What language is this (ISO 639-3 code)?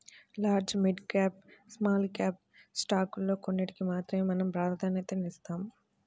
tel